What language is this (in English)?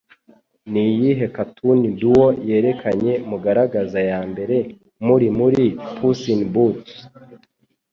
Kinyarwanda